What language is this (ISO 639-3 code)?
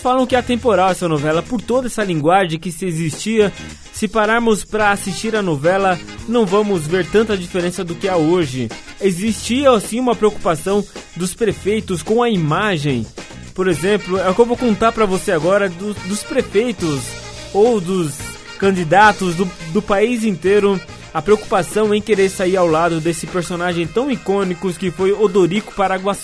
por